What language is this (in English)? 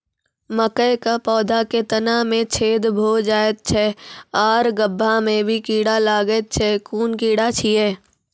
Maithili